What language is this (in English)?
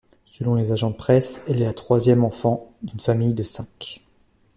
French